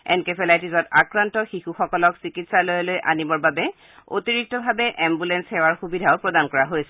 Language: Assamese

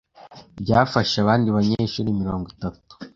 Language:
Kinyarwanda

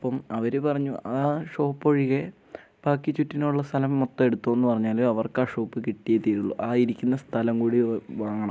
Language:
Malayalam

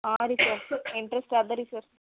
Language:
Kannada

